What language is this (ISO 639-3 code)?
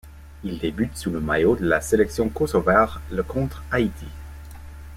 fra